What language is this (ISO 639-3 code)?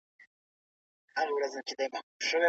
pus